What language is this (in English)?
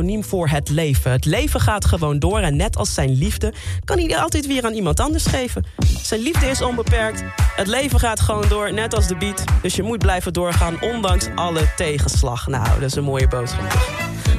Dutch